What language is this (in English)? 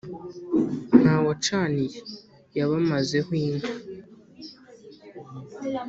Kinyarwanda